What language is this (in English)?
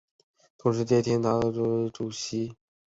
Chinese